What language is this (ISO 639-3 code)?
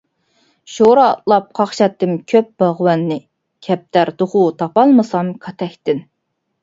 uig